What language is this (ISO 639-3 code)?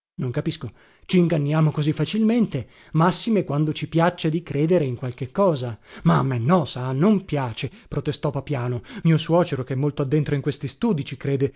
ita